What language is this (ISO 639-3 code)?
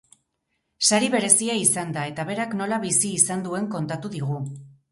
eus